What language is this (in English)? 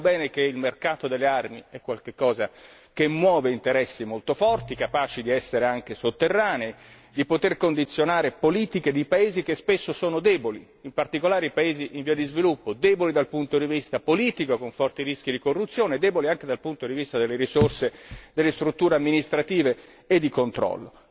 Italian